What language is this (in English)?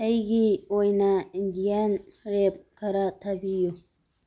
Manipuri